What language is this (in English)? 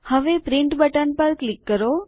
Gujarati